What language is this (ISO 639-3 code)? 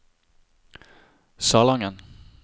nor